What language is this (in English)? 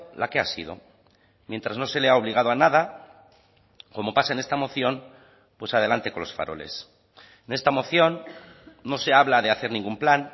Spanish